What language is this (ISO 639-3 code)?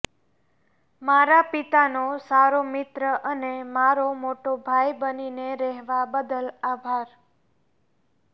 guj